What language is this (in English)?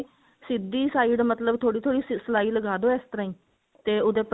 Punjabi